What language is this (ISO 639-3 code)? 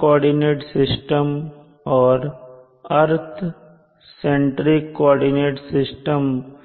hin